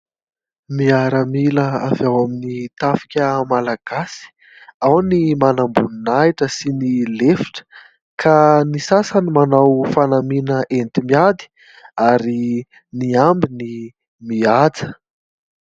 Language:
Malagasy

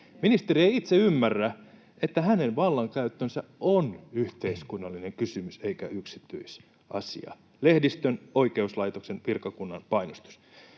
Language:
Finnish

